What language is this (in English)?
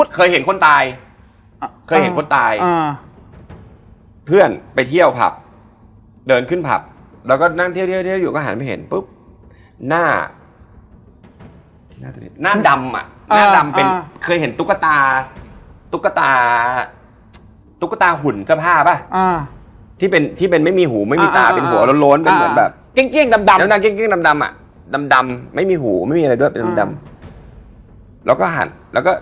Thai